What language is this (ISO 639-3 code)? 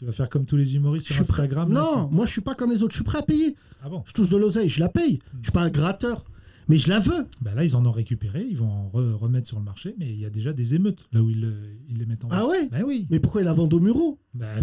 fra